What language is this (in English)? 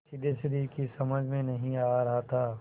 Hindi